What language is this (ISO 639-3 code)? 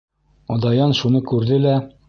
bak